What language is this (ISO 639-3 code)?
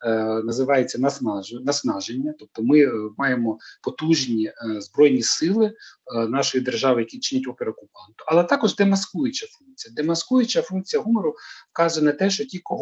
ukr